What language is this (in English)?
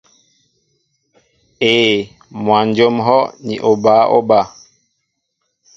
Mbo (Cameroon)